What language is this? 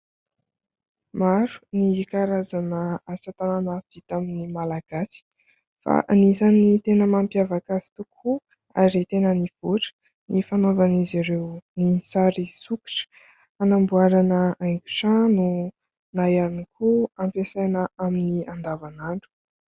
Malagasy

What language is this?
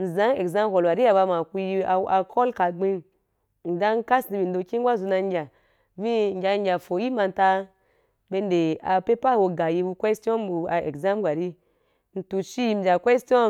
Wapan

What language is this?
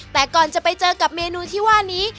Thai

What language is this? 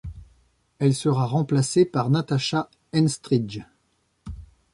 French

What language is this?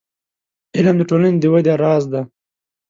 Pashto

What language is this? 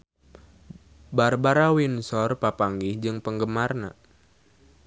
Sundanese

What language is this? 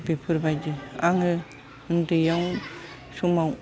Bodo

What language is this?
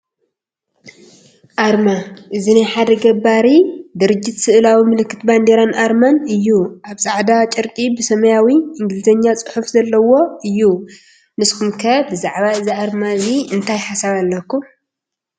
Tigrinya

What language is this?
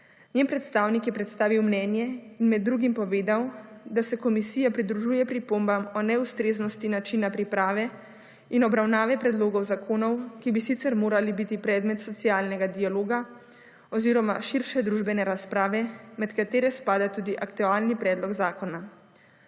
Slovenian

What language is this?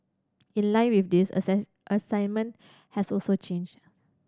English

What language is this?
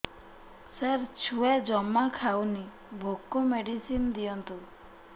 Odia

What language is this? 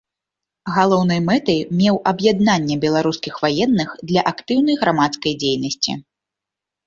Belarusian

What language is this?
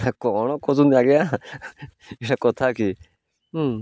Odia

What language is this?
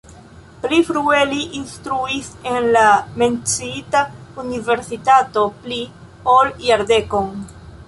Esperanto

